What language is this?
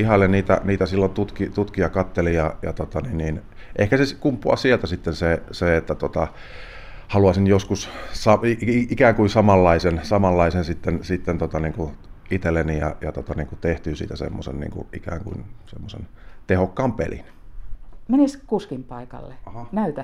Finnish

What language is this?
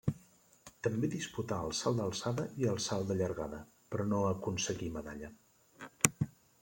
Catalan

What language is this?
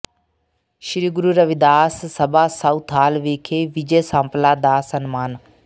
Punjabi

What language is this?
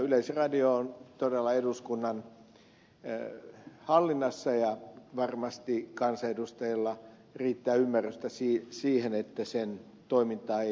Finnish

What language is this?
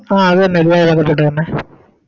Malayalam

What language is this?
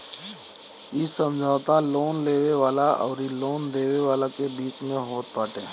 Bhojpuri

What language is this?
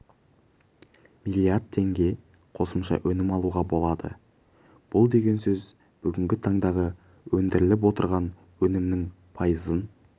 Kazakh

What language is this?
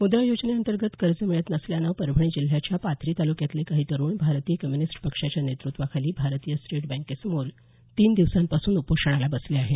Marathi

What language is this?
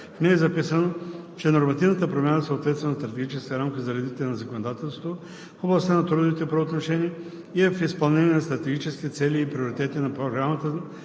Bulgarian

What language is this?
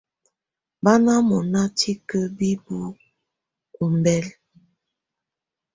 Tunen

